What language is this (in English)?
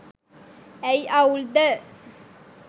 Sinhala